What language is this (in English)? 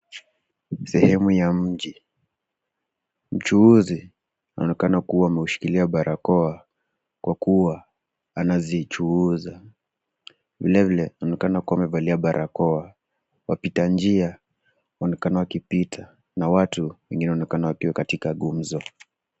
Swahili